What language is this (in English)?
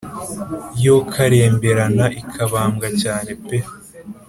Kinyarwanda